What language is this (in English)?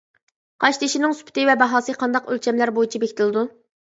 Uyghur